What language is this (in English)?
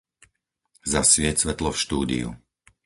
Slovak